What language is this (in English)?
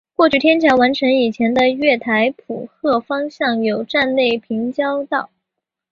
Chinese